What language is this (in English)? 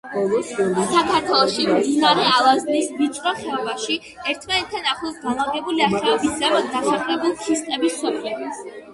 Georgian